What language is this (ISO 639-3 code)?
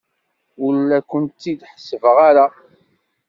kab